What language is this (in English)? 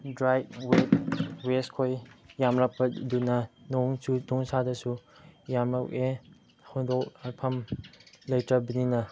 Manipuri